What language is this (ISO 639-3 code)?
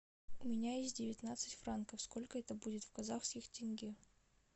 rus